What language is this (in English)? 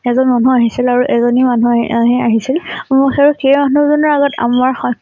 Assamese